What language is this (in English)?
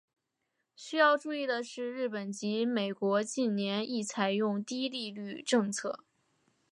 Chinese